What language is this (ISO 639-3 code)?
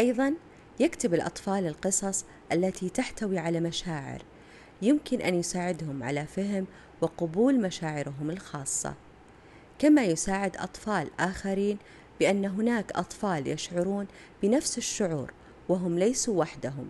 ara